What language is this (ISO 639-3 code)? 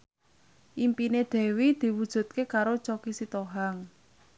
jav